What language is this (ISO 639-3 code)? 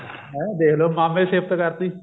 pan